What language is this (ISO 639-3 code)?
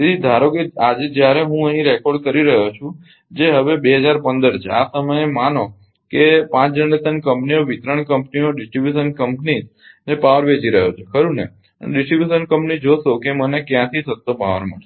guj